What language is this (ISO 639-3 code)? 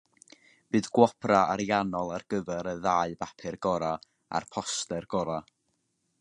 cym